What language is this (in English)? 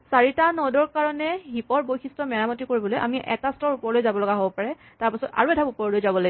Assamese